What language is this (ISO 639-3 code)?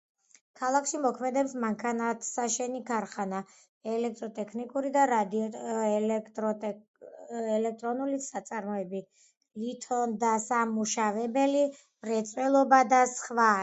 kat